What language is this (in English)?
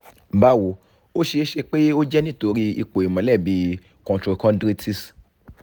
Yoruba